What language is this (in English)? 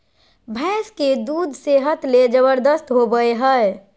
Magahi